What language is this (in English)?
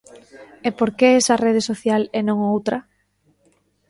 Galician